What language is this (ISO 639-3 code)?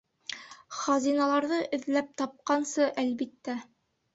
bak